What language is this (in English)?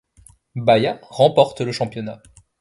French